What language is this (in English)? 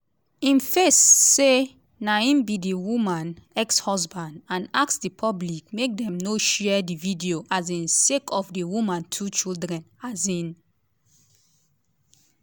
Nigerian Pidgin